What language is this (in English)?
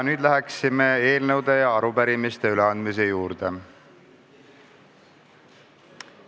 Estonian